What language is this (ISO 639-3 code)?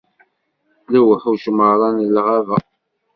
kab